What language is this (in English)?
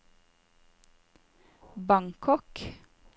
Norwegian